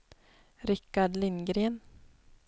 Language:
Swedish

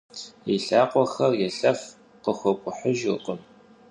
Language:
Kabardian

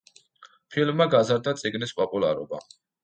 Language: Georgian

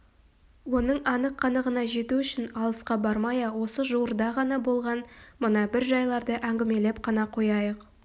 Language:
Kazakh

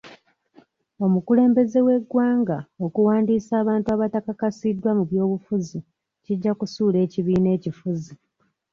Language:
Ganda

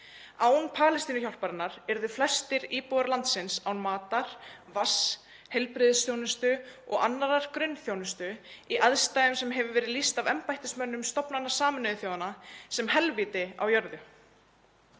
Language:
Icelandic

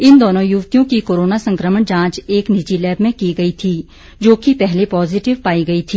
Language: Hindi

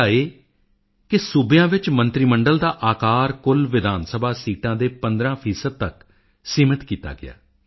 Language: Punjabi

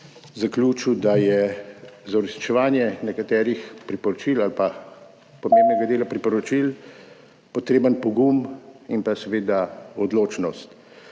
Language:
Slovenian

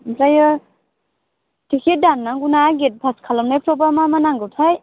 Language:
Bodo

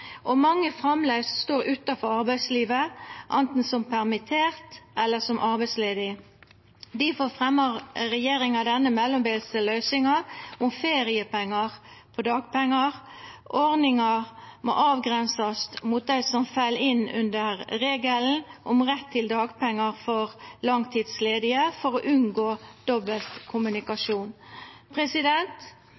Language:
Norwegian Nynorsk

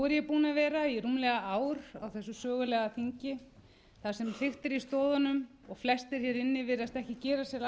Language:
Icelandic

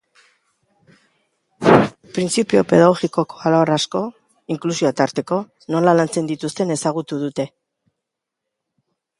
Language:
Basque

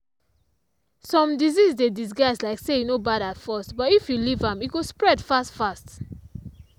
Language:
Nigerian Pidgin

